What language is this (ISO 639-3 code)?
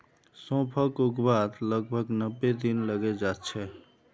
mag